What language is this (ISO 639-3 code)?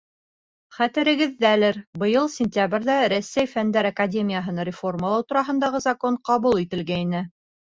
bak